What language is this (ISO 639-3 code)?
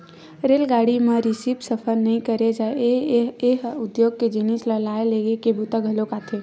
hne